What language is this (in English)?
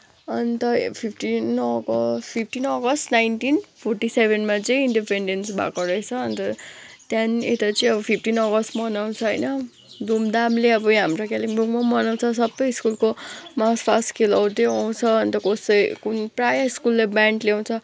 Nepali